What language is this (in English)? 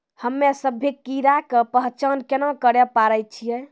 Maithili